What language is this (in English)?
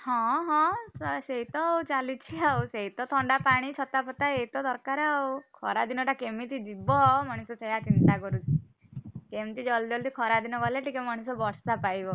Odia